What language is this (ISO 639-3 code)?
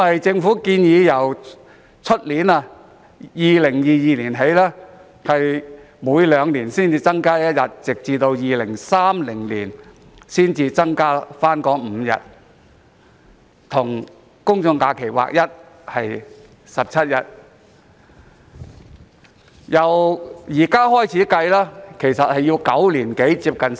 yue